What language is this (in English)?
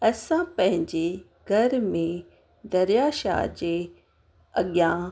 Sindhi